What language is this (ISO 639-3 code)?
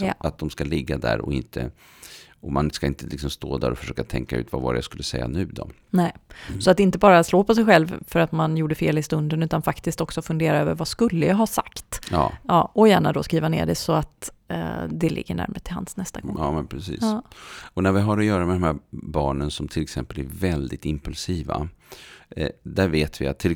swe